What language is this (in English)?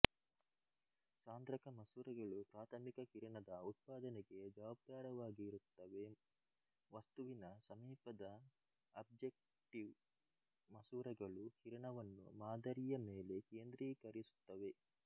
Kannada